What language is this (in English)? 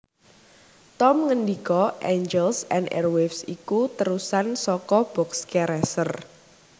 Javanese